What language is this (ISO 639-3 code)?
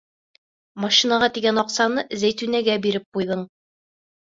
bak